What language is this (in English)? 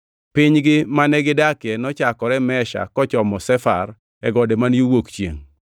Luo (Kenya and Tanzania)